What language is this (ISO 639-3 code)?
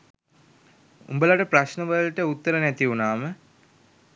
sin